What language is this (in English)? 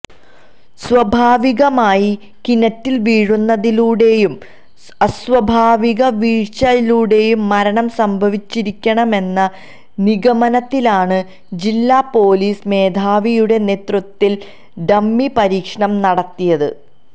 Malayalam